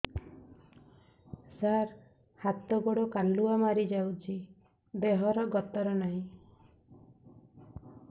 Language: Odia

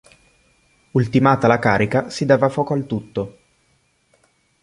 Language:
Italian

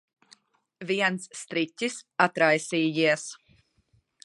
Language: Latvian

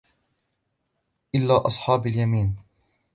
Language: Arabic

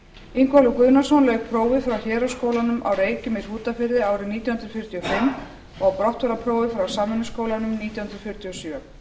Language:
Icelandic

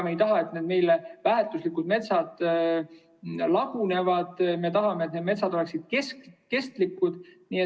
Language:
Estonian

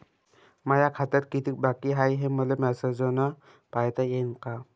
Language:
Marathi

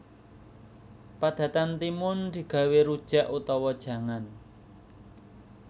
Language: Javanese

